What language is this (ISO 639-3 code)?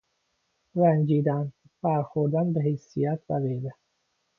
fas